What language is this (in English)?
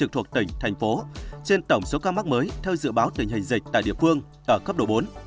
Vietnamese